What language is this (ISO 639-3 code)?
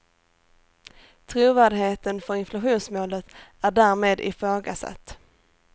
swe